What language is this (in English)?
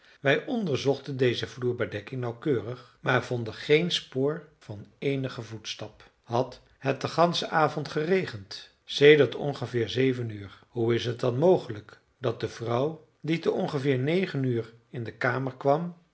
Dutch